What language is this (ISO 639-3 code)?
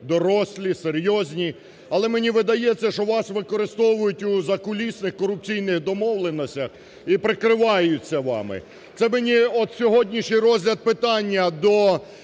ukr